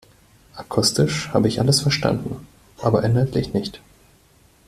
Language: German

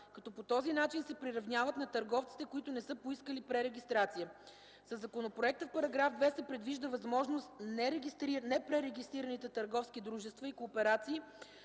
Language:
Bulgarian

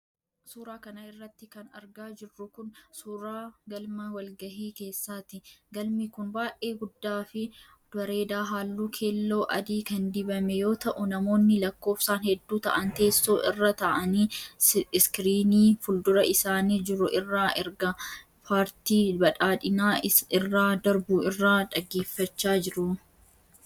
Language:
Oromo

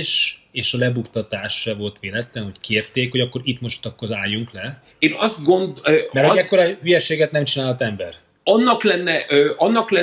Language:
Hungarian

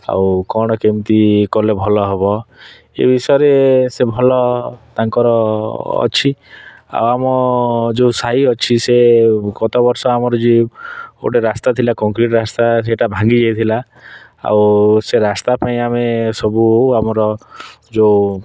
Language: Odia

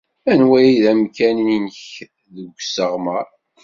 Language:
Kabyle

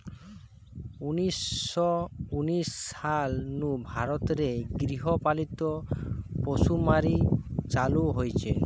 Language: Bangla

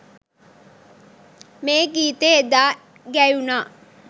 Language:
Sinhala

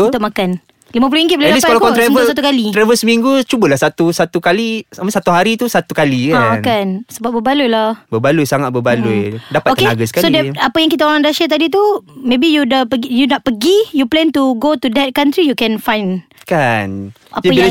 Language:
Malay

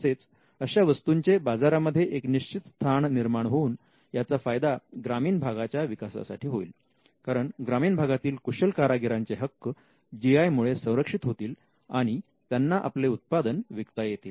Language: Marathi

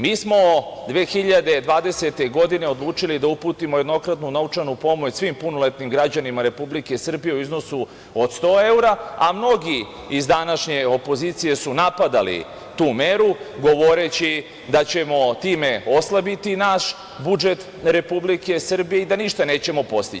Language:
Serbian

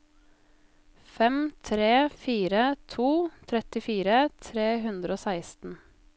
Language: Norwegian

